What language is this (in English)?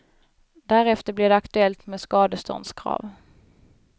Swedish